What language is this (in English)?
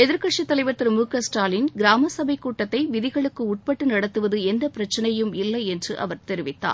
Tamil